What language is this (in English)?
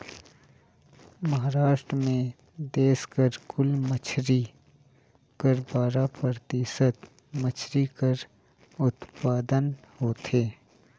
Chhattisgarhi